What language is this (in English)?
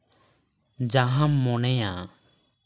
Santali